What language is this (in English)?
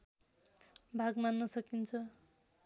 Nepali